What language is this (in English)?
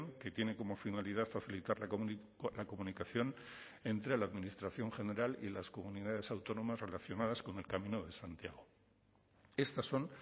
Spanish